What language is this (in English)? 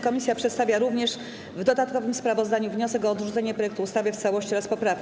Polish